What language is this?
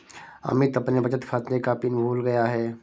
Hindi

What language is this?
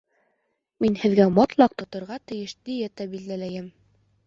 Bashkir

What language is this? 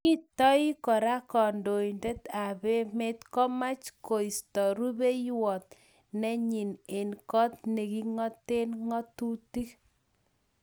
Kalenjin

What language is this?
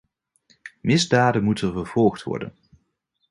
Dutch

